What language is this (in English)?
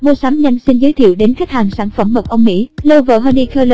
Vietnamese